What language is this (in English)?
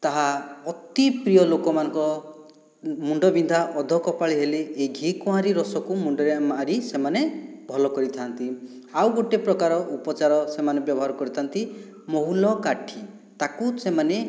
Odia